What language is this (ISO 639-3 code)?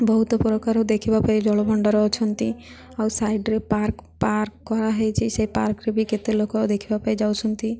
ori